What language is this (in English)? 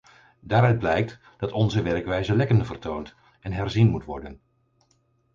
Dutch